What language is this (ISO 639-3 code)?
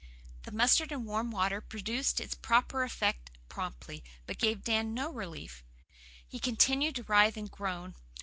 eng